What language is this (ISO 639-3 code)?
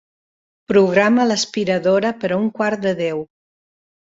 cat